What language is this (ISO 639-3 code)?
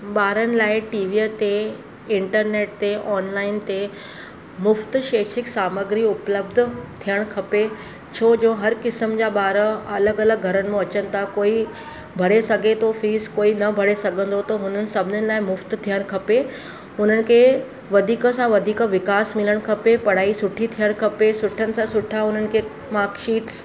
snd